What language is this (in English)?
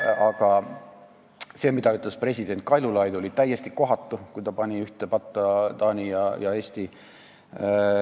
Estonian